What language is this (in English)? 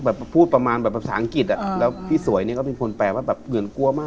Thai